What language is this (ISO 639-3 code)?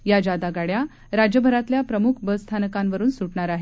mar